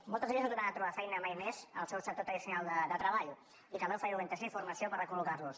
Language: Catalan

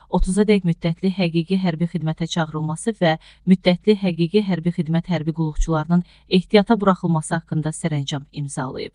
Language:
Turkish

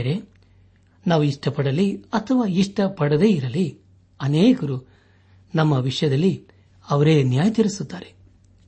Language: Kannada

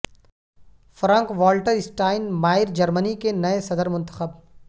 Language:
Urdu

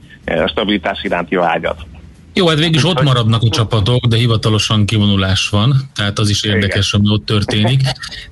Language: Hungarian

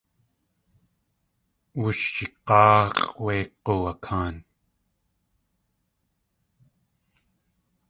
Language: Tlingit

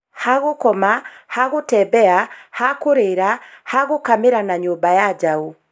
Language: Kikuyu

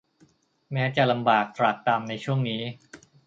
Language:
Thai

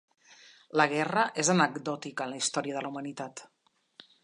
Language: Catalan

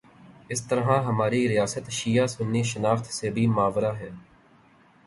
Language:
Urdu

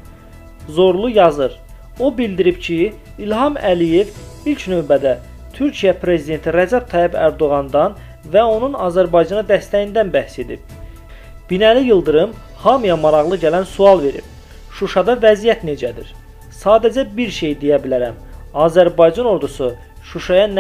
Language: Turkish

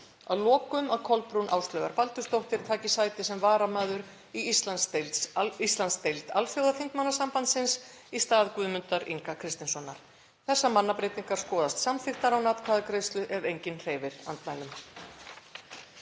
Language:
Icelandic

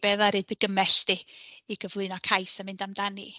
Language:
Welsh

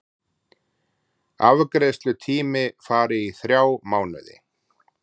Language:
Icelandic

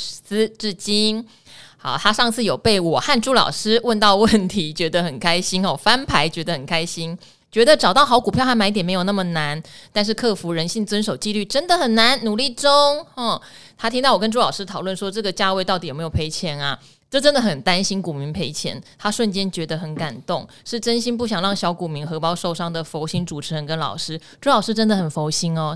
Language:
Chinese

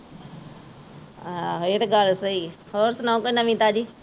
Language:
Punjabi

